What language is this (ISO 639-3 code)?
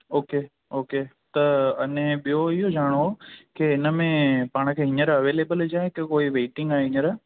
snd